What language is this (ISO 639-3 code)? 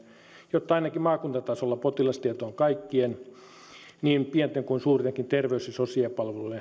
fin